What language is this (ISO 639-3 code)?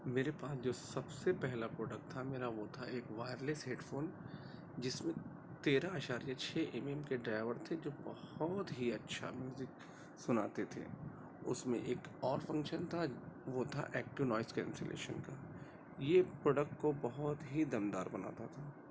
urd